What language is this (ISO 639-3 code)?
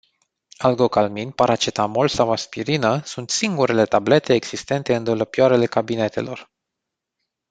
ron